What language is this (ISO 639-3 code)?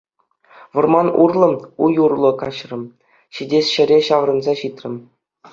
chv